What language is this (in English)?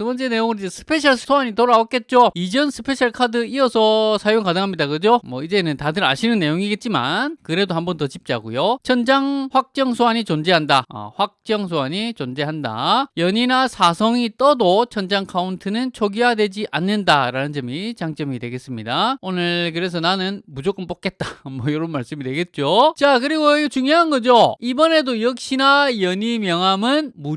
Korean